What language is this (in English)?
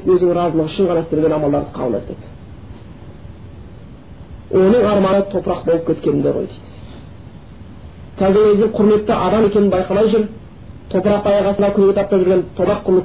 Bulgarian